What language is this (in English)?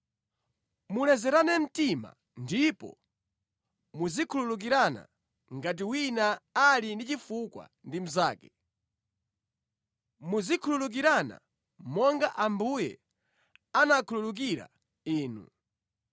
Nyanja